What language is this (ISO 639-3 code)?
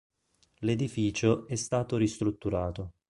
ita